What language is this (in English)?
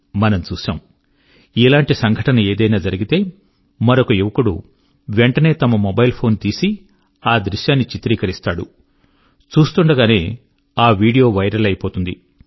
Telugu